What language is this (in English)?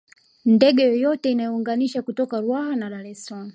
Swahili